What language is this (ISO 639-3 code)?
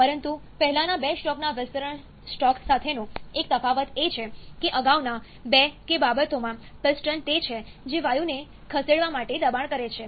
guj